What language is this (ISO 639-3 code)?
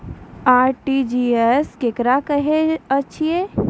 mai